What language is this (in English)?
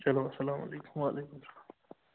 Kashmiri